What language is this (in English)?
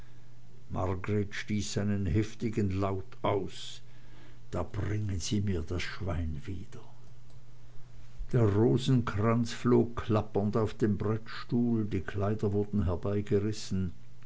German